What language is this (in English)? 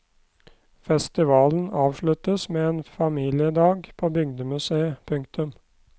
Norwegian